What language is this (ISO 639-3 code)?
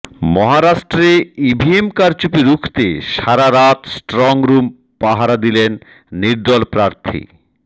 ben